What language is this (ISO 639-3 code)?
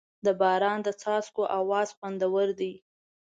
pus